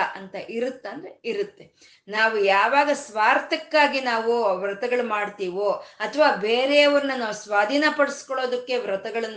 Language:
Kannada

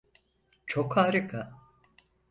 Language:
Turkish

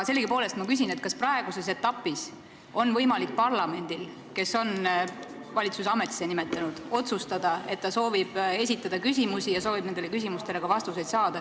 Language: Estonian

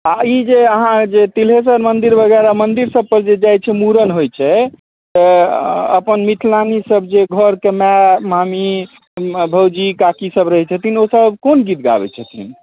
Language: Maithili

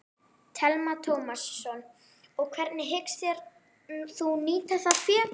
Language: Icelandic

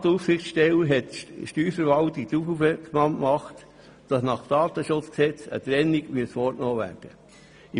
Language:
Swiss German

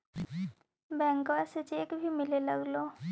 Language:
Magahi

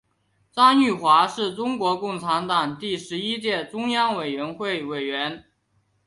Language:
Chinese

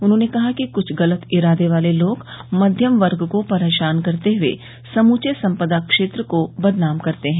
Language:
Hindi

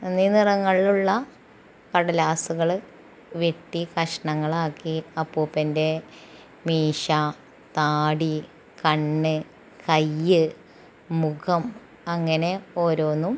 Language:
Malayalam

